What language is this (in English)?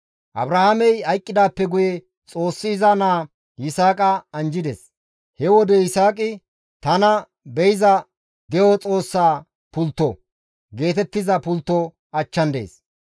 Gamo